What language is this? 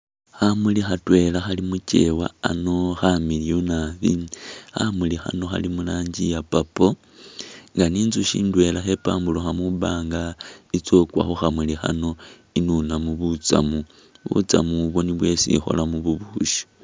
Masaaba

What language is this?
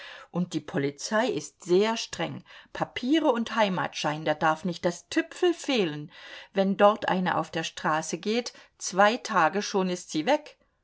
German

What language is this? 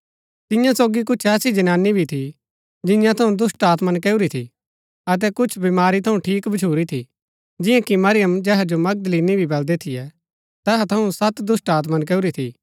Gaddi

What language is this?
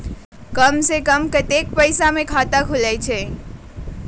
Magahi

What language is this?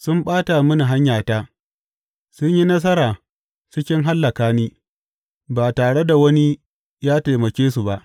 Hausa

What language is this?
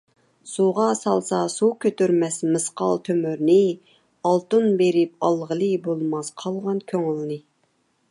Uyghur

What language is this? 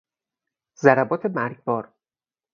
Persian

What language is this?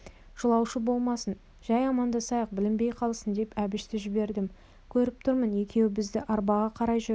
Kazakh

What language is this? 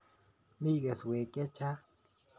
Kalenjin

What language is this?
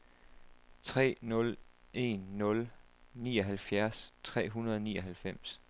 Danish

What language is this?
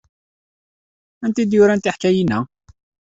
Kabyle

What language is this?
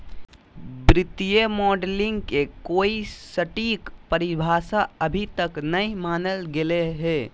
Magahi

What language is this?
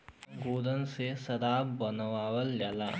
Bhojpuri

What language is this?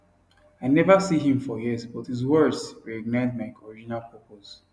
Nigerian Pidgin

